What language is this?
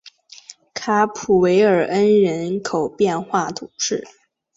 Chinese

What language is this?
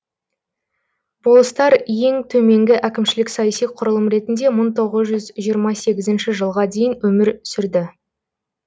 Kazakh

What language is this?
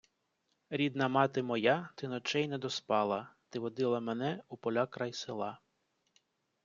Ukrainian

